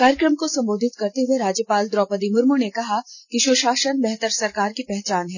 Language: Hindi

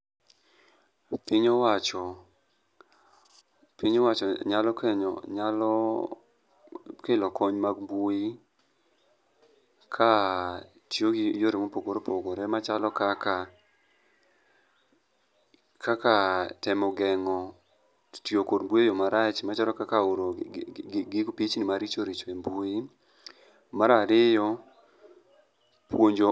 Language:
Luo (Kenya and Tanzania)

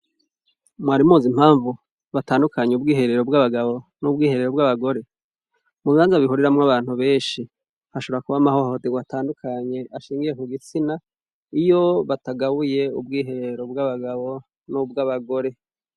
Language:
Rundi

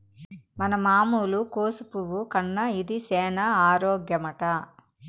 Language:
Telugu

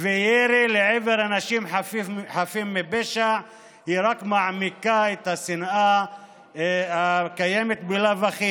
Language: Hebrew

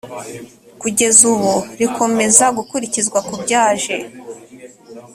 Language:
Kinyarwanda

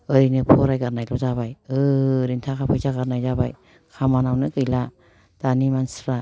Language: Bodo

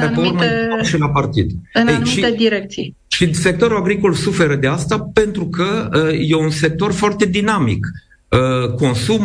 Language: Romanian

